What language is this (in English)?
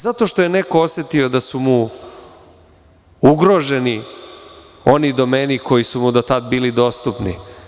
Serbian